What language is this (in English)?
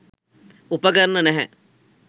Sinhala